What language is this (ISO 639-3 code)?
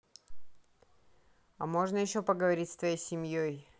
rus